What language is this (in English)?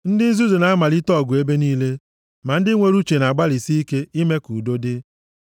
Igbo